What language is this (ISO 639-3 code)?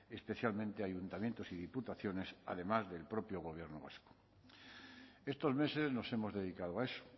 spa